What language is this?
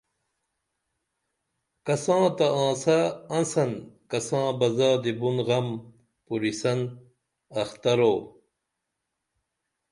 Dameli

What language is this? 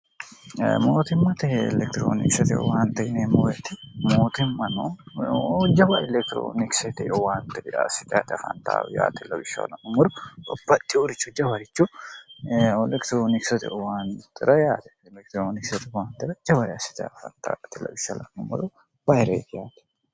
Sidamo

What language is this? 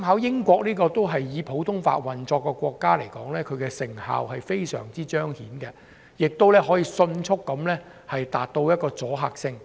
Cantonese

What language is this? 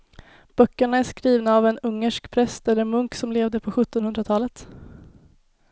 Swedish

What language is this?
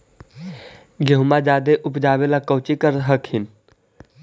Magahi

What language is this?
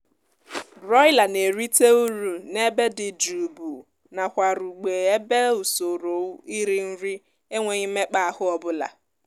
Igbo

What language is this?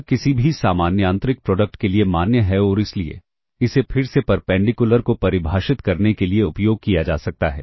Hindi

